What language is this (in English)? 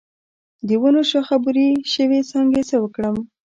Pashto